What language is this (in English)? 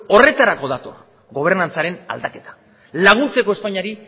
Basque